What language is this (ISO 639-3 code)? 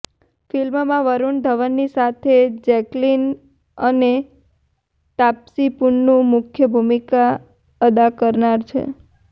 guj